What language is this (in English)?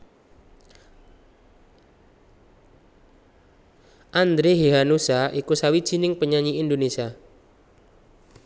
Javanese